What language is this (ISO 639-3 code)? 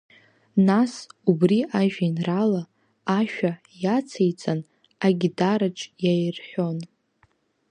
abk